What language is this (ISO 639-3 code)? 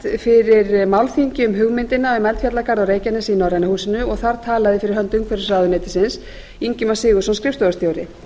isl